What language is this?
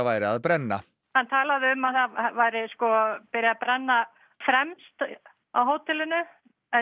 Icelandic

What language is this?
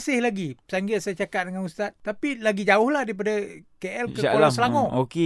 Malay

